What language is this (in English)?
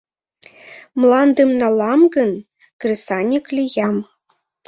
Mari